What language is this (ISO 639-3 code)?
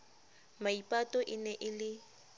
sot